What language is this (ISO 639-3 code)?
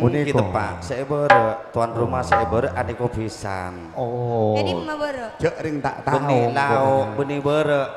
ind